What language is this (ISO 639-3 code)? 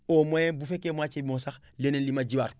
wol